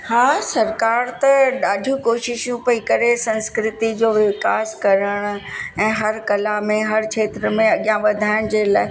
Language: Sindhi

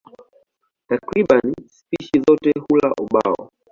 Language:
Swahili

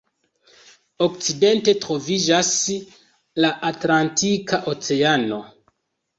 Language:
Esperanto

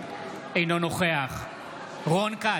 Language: Hebrew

